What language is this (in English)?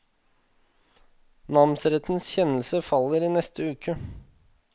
Norwegian